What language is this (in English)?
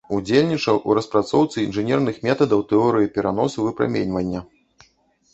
Belarusian